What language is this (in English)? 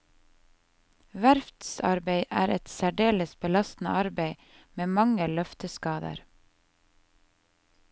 Norwegian